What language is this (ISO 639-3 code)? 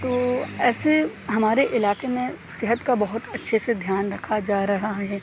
urd